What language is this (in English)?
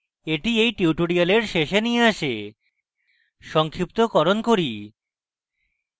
Bangla